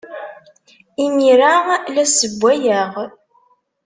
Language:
Kabyle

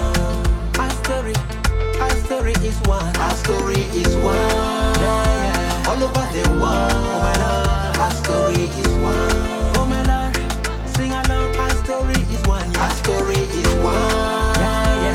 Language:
Persian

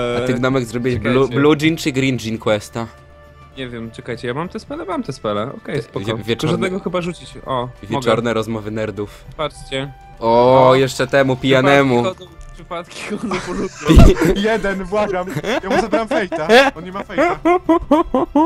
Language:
Polish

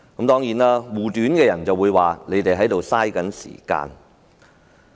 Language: Cantonese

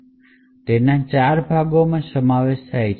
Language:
Gujarati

